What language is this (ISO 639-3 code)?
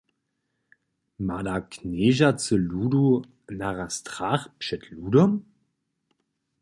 hsb